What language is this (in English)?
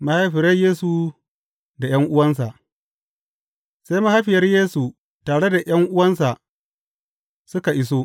Hausa